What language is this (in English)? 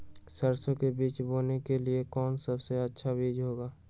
Magahi